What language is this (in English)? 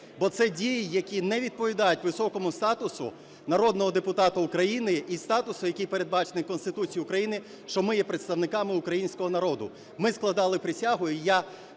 Ukrainian